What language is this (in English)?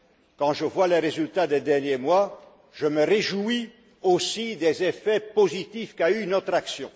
French